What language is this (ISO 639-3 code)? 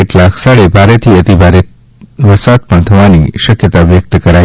guj